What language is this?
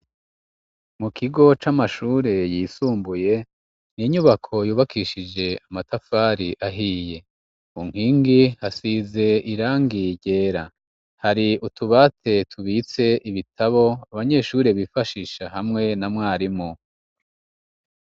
Rundi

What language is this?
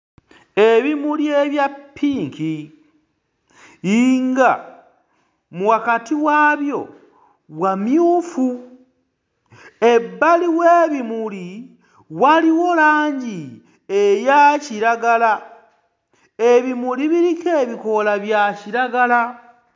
Ganda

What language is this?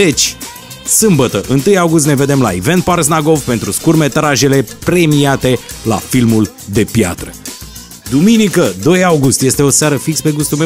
Romanian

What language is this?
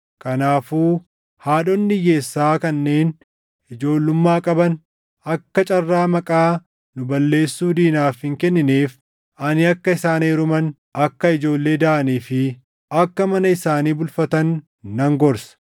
Oromo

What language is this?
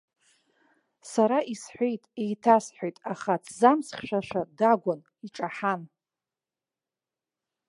Abkhazian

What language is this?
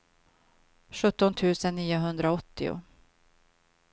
Swedish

